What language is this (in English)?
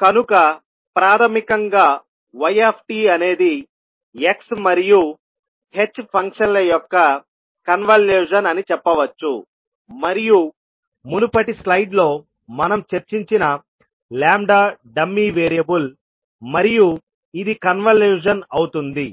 Telugu